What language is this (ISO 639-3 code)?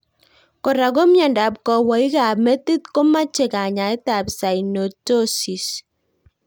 kln